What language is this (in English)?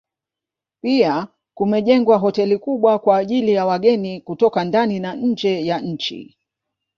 Swahili